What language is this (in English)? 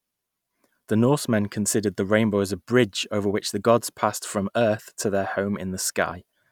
English